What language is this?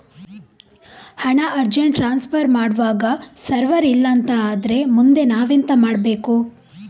Kannada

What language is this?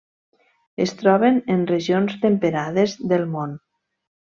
Catalan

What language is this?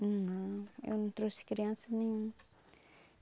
Portuguese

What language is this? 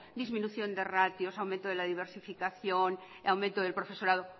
Spanish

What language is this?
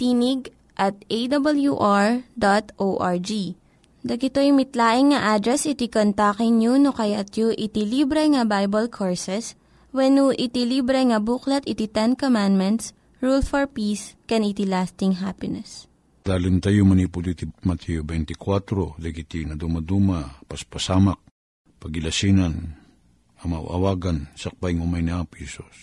Filipino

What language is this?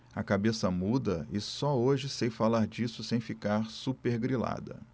Portuguese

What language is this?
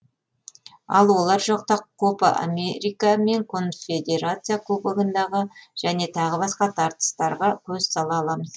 Kazakh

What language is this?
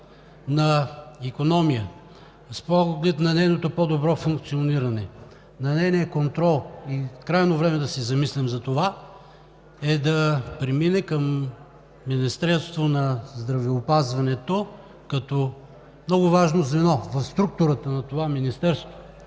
Bulgarian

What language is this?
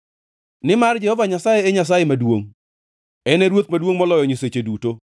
Luo (Kenya and Tanzania)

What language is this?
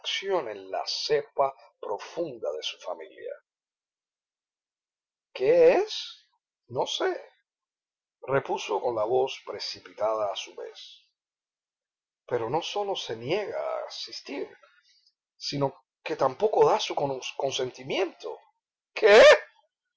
Spanish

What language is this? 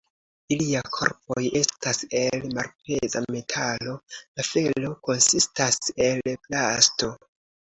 Esperanto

